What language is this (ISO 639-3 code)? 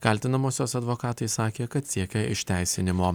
lit